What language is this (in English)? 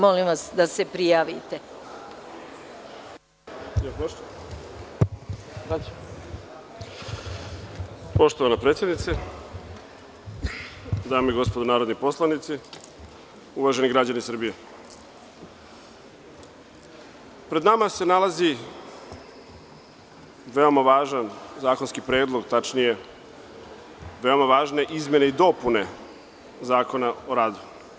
Serbian